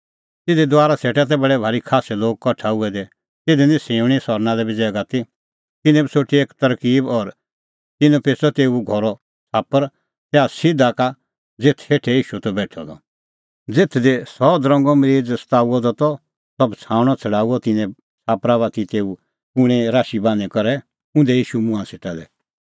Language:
Kullu Pahari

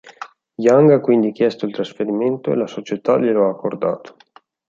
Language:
Italian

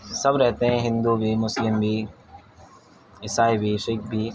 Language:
Urdu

